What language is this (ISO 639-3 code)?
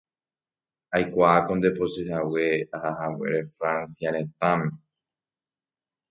grn